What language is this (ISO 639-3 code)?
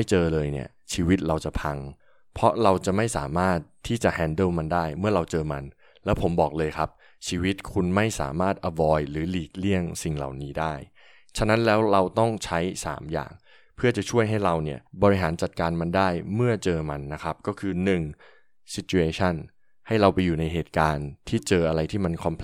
tha